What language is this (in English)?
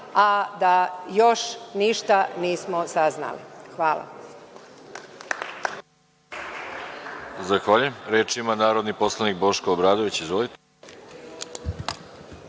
Serbian